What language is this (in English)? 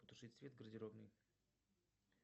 Russian